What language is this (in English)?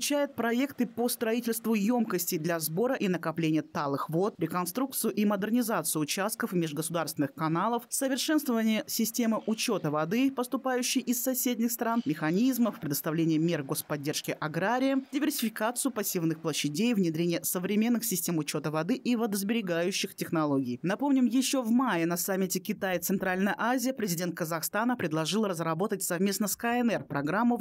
Russian